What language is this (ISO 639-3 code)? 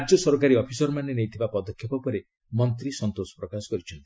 ori